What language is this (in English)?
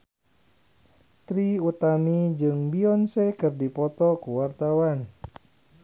Sundanese